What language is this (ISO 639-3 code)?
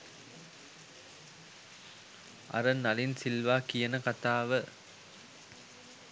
sin